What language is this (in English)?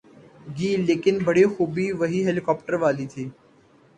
Urdu